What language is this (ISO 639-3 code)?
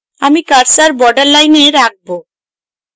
ben